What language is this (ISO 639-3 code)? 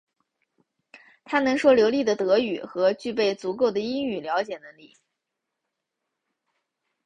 zho